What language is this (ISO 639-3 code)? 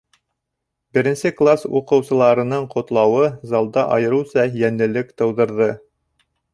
bak